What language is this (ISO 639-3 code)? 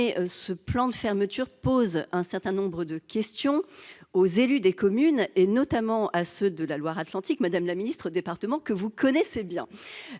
fra